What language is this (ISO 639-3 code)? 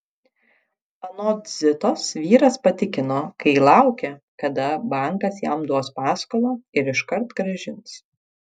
lit